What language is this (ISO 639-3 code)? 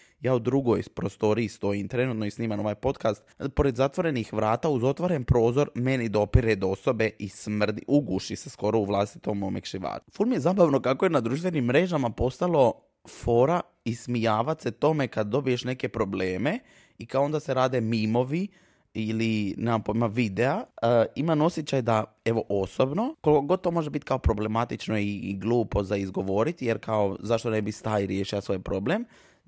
hrv